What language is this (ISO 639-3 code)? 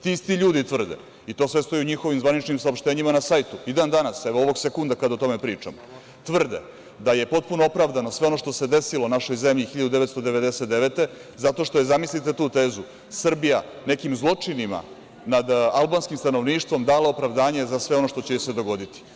srp